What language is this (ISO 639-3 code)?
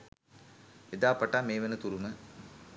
sin